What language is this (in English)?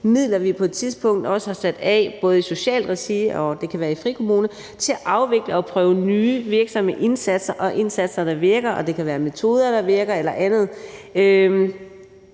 Danish